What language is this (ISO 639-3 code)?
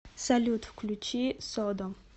rus